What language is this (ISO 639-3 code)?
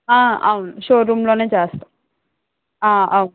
tel